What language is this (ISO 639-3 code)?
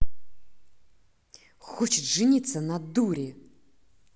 rus